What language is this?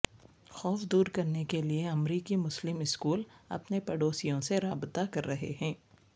Urdu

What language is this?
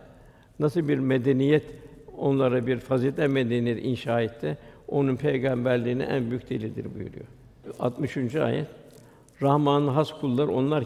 Turkish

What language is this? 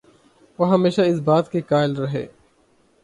Urdu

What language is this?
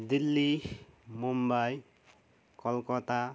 Nepali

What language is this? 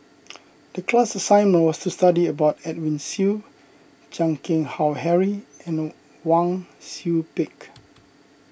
English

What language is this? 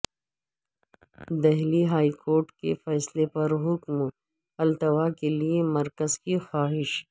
Urdu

